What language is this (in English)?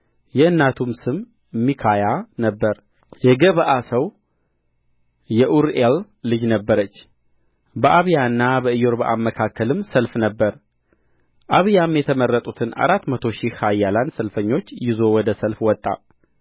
Amharic